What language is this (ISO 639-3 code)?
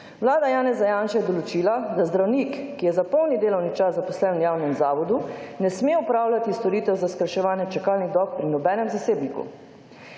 slv